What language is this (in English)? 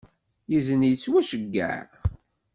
Kabyle